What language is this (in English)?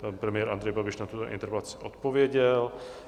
Czech